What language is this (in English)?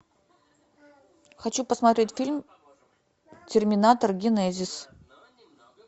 Russian